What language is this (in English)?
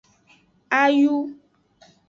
Aja (Benin)